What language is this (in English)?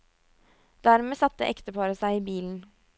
Norwegian